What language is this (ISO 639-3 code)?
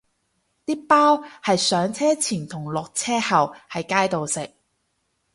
yue